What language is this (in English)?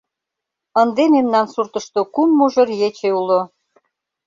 Mari